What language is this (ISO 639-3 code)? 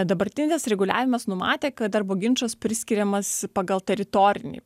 lit